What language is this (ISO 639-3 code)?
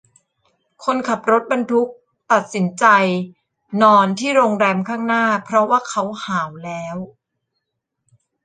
tha